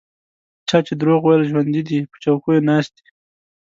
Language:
Pashto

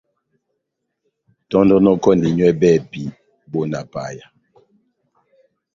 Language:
Batanga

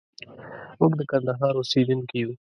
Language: Pashto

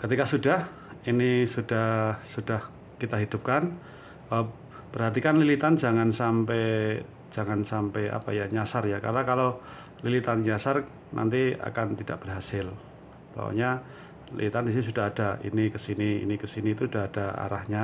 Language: Indonesian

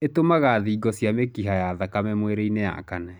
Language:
Kikuyu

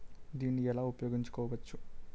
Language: Telugu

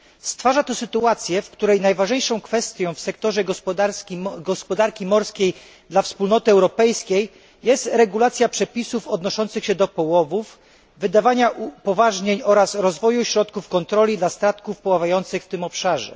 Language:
Polish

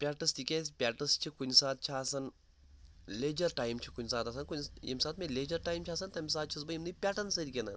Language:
Kashmiri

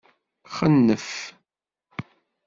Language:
Kabyle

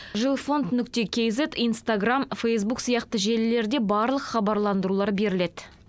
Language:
Kazakh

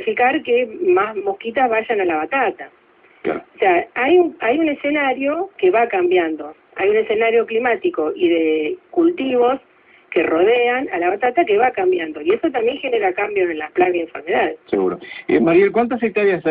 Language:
Spanish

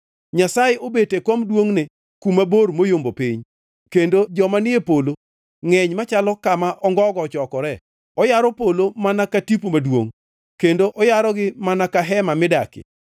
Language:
Luo (Kenya and Tanzania)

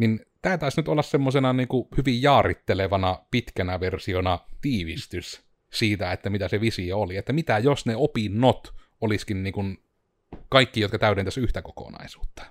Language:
Finnish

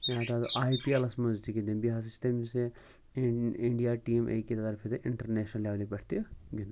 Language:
Kashmiri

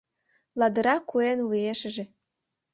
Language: Mari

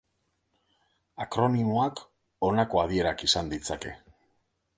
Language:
Basque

